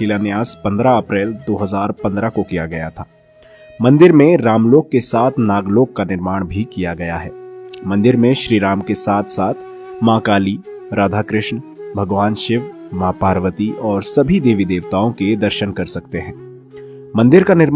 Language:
Hindi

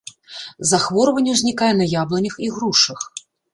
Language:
Belarusian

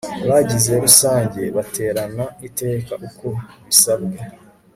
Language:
Kinyarwanda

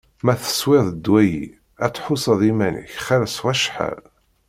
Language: Kabyle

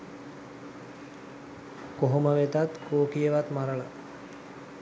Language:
Sinhala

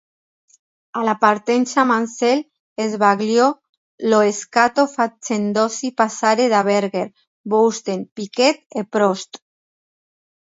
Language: Italian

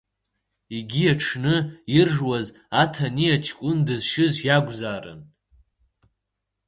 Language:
Abkhazian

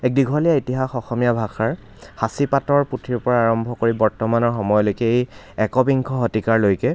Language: Assamese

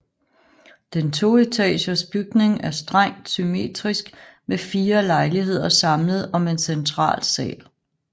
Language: Danish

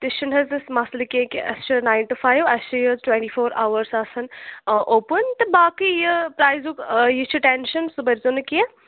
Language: Kashmiri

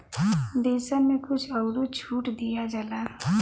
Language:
Bhojpuri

